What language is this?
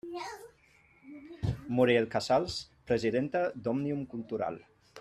Catalan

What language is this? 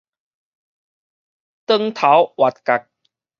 Min Nan Chinese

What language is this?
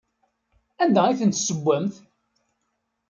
Kabyle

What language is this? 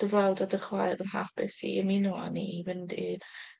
Welsh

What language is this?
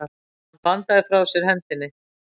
Icelandic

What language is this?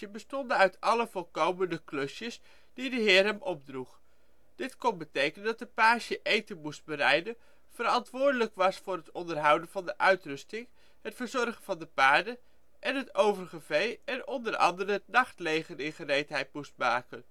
Dutch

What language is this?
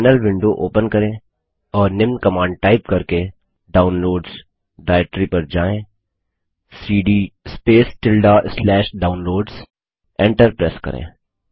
Hindi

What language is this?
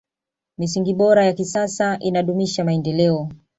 Swahili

